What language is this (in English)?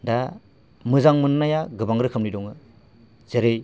Bodo